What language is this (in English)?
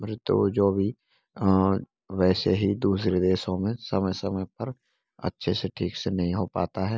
Hindi